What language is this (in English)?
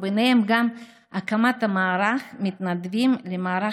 Hebrew